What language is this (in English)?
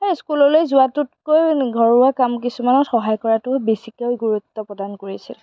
Assamese